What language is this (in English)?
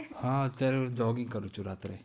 Gujarati